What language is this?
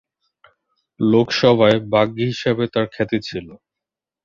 Bangla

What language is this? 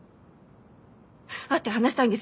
Japanese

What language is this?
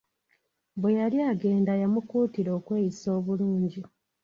Ganda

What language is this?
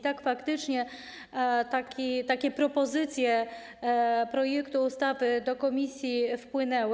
Polish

